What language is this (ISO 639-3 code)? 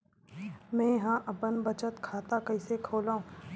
hne